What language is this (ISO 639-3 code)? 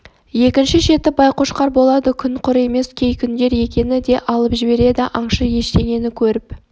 kaz